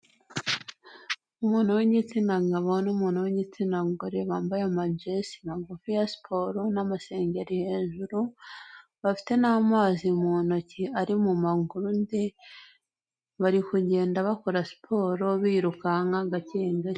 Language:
Kinyarwanda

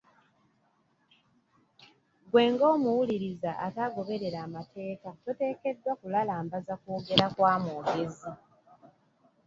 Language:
Ganda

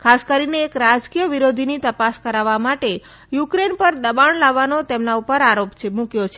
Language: Gujarati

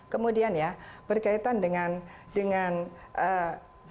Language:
Indonesian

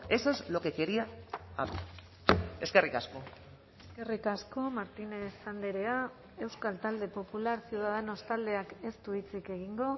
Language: Basque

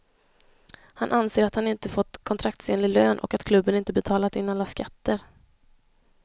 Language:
Swedish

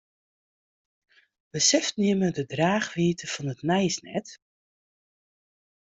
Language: Western Frisian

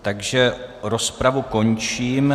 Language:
Czech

